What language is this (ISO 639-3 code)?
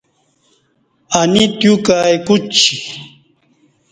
bsh